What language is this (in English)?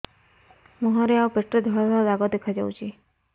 Odia